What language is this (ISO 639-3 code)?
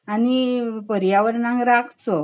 kok